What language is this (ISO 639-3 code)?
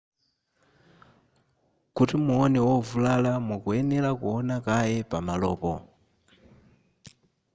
nya